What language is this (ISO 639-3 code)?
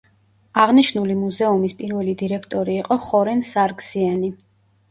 kat